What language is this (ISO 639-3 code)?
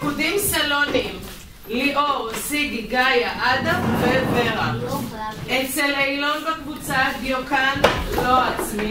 heb